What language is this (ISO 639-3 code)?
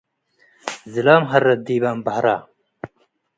tig